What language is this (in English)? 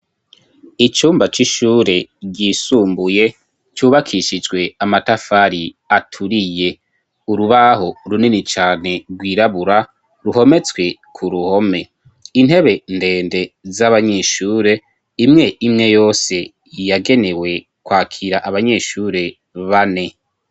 Rundi